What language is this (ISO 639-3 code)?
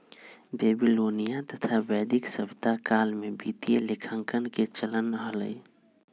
mag